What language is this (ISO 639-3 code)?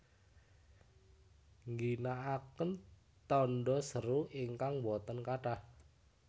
jav